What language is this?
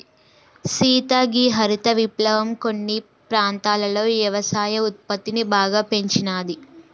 Telugu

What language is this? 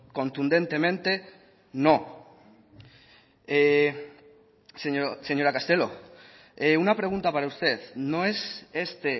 Spanish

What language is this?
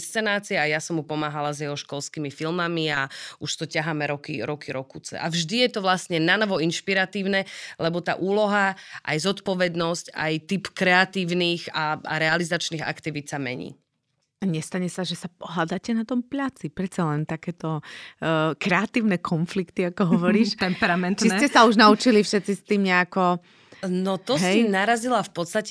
Slovak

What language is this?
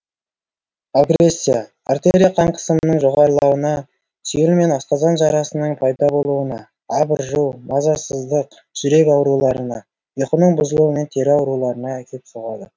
Kazakh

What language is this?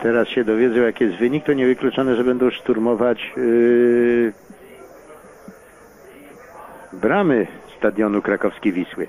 Polish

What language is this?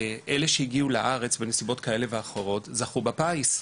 Hebrew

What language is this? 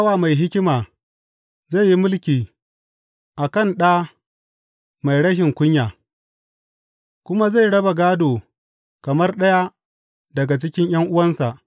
Hausa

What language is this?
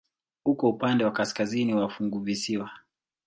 Swahili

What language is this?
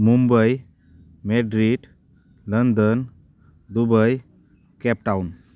Santali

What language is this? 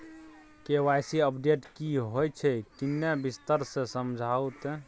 Maithili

